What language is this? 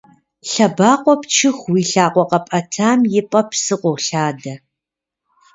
Kabardian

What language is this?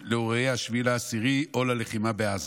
Hebrew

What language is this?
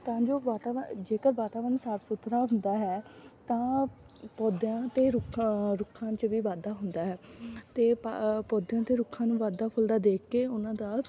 Punjabi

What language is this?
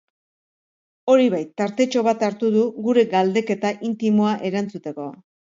Basque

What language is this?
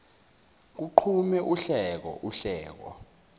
Zulu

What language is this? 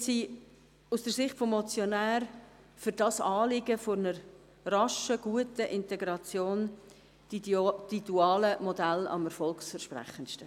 Swiss German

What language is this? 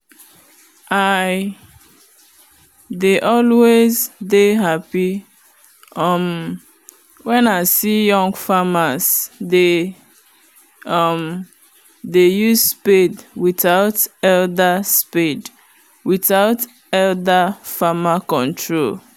Nigerian Pidgin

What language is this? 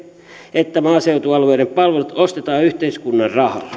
Finnish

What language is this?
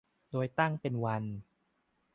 Thai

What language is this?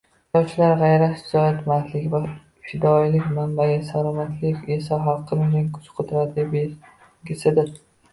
Uzbek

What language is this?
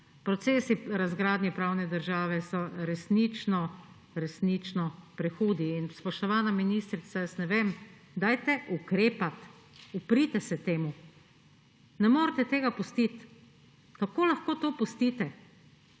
Slovenian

